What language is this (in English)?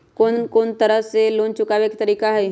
Magahi